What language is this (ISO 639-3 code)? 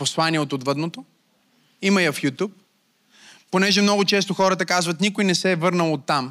bul